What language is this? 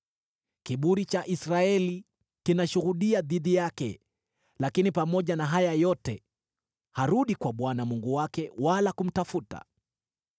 Swahili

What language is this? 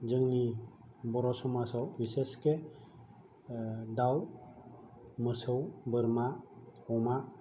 Bodo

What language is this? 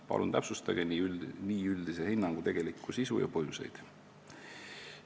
Estonian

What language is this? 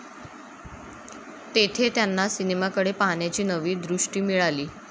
Marathi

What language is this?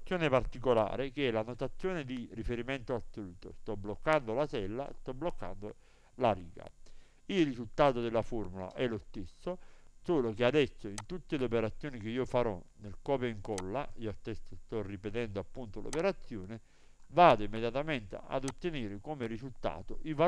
Italian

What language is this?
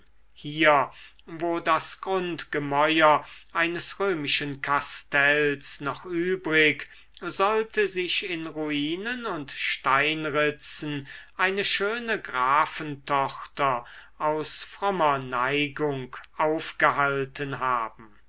German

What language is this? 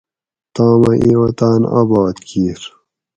Gawri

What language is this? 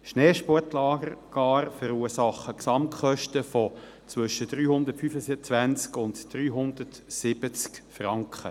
Swiss German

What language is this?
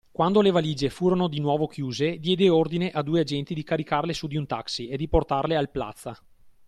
Italian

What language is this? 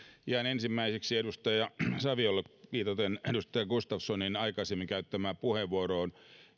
Finnish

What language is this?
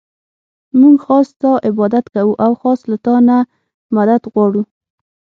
Pashto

